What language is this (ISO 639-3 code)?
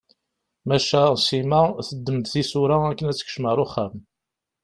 kab